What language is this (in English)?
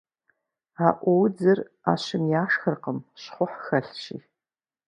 Kabardian